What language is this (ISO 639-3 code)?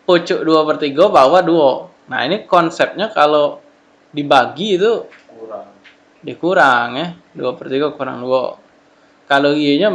ind